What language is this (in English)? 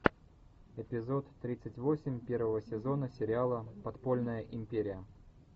Russian